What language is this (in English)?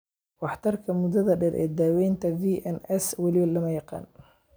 Somali